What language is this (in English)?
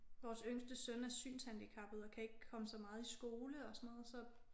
Danish